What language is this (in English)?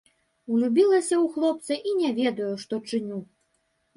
Belarusian